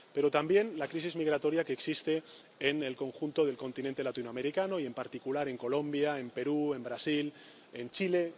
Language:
Spanish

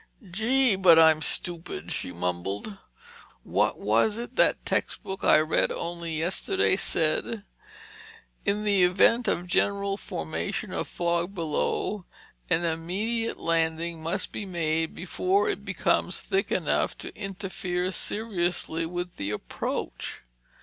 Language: English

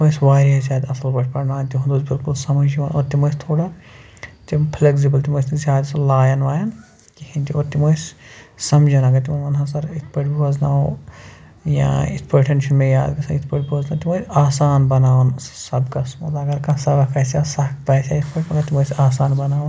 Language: Kashmiri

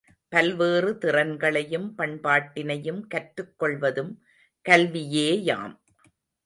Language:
Tamil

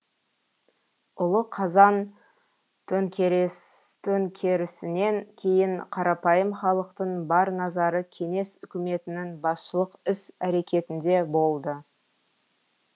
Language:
Kazakh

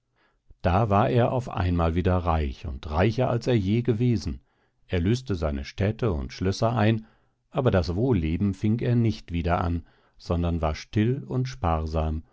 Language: German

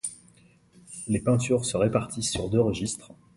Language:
French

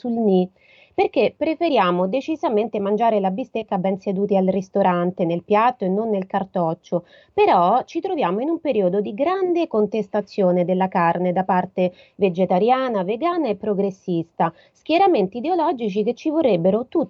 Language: Italian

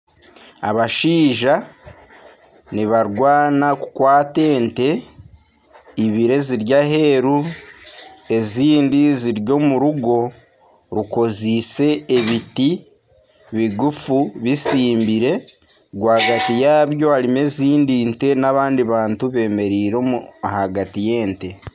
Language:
Nyankole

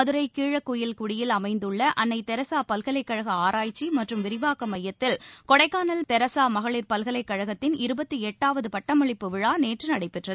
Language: Tamil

